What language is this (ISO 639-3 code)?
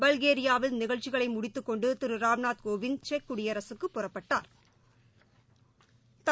tam